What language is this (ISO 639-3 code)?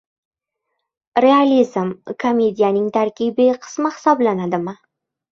uzb